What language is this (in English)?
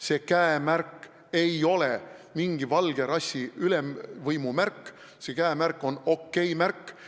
Estonian